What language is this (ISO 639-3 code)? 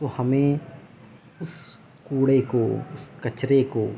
urd